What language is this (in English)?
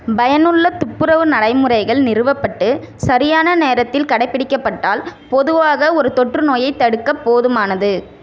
Tamil